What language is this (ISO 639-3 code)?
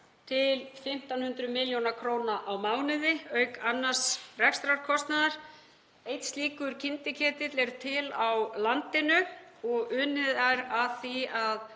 isl